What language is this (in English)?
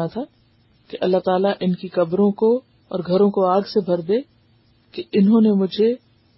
Urdu